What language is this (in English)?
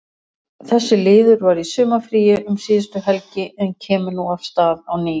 Icelandic